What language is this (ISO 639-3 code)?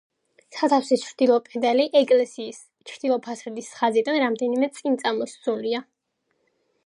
kat